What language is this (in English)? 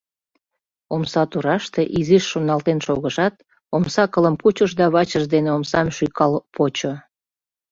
Mari